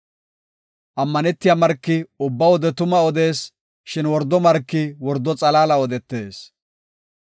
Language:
Gofa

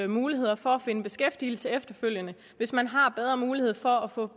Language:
Danish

